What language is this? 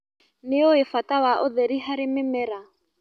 Kikuyu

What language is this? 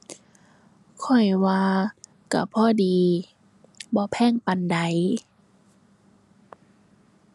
Thai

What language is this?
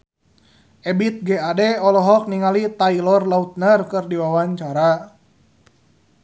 Sundanese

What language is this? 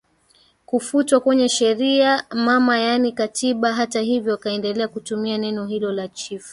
Swahili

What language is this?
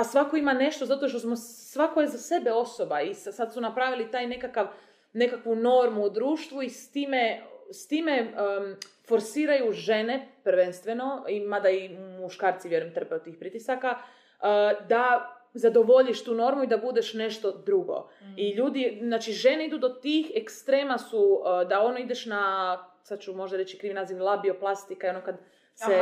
Croatian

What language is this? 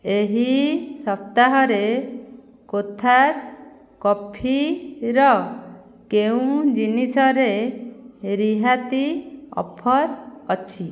Odia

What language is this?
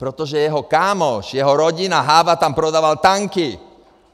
Czech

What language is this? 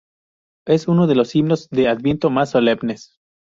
Spanish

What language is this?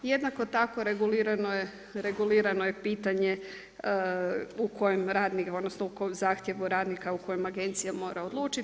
Croatian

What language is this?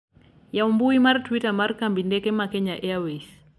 Luo (Kenya and Tanzania)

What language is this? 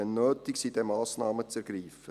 Swiss German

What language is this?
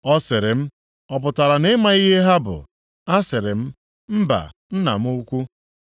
Igbo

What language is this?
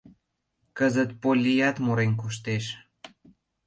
Mari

